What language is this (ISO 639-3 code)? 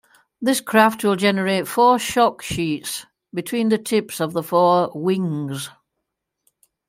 eng